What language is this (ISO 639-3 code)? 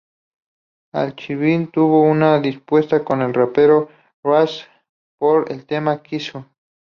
spa